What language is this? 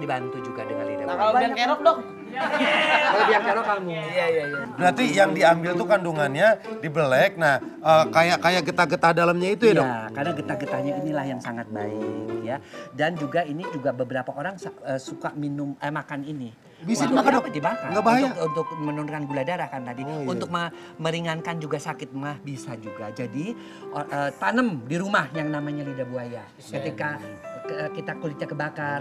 Indonesian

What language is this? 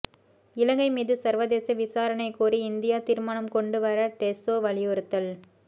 Tamil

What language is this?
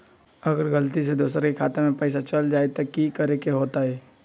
Magahi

